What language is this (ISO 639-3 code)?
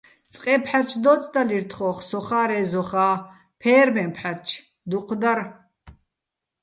bbl